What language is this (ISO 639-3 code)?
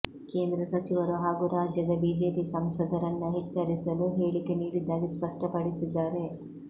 kan